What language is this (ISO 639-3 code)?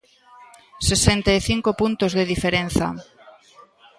glg